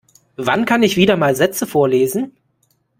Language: German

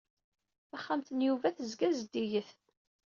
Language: Kabyle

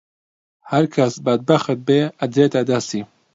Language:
Central Kurdish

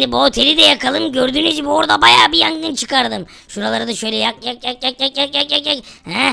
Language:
Turkish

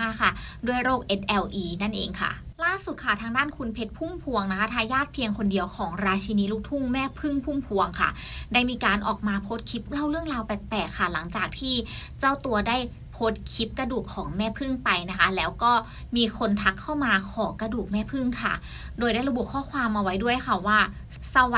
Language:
Thai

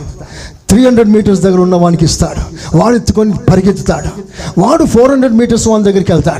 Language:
Telugu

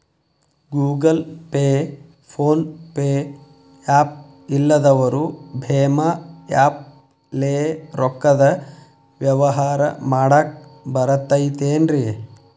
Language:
Kannada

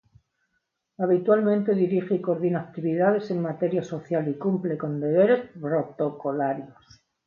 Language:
Spanish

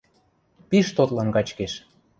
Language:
Western Mari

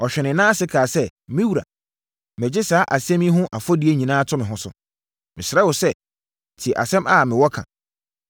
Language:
Akan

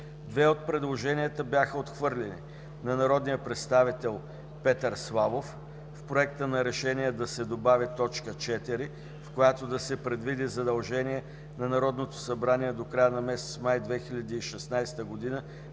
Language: Bulgarian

